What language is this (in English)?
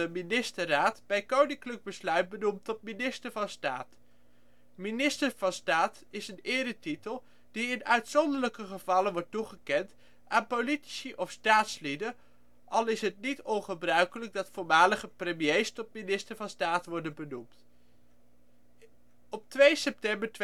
Dutch